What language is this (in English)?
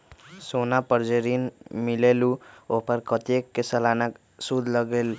Magahi